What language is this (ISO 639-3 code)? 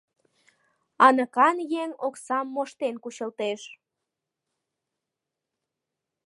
chm